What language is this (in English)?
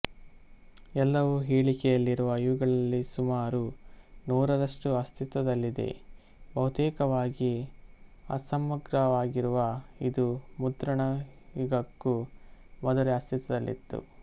Kannada